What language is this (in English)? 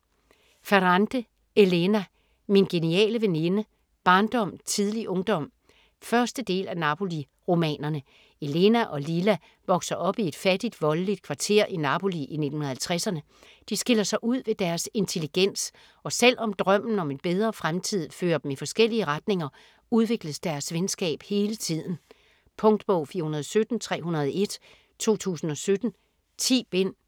Danish